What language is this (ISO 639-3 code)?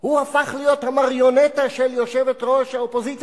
heb